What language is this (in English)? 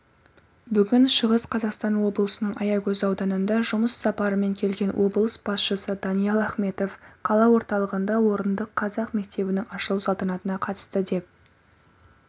Kazakh